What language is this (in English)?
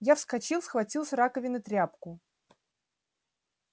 Russian